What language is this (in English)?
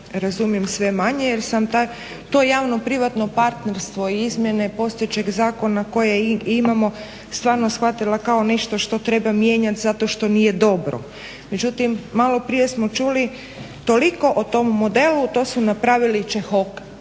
Croatian